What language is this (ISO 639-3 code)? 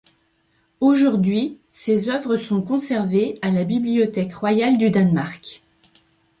fra